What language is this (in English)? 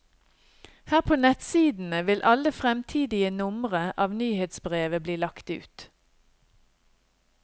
Norwegian